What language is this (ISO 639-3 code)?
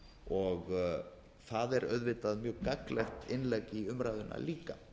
isl